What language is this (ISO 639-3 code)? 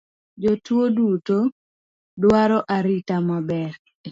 luo